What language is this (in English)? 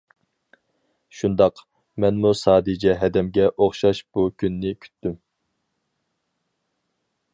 Uyghur